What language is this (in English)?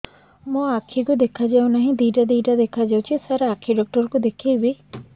Odia